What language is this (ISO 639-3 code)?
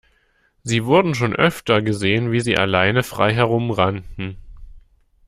deu